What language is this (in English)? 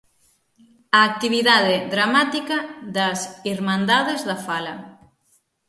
Galician